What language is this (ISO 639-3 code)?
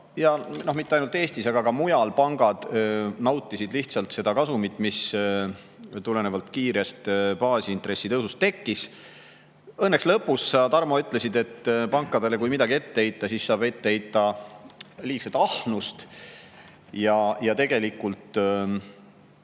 est